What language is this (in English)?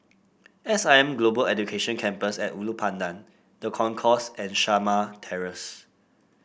English